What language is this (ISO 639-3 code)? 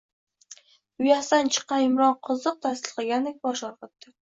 uzb